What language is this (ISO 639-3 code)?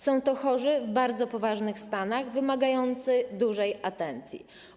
pol